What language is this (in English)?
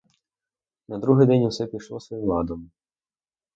Ukrainian